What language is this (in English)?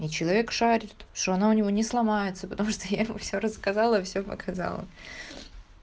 Russian